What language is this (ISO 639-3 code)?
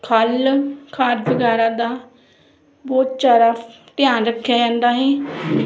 pan